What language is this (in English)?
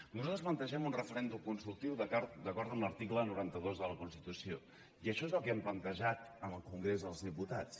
Catalan